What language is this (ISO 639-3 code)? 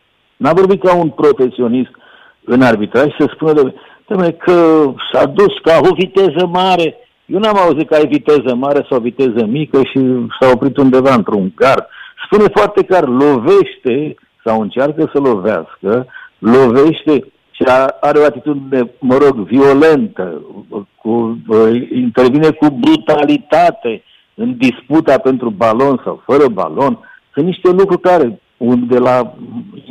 ron